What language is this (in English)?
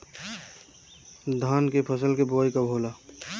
Bhojpuri